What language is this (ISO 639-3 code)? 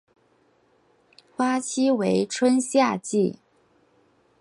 zho